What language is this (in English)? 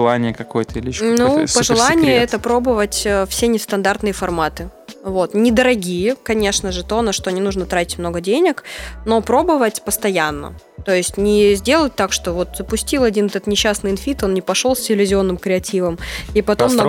Russian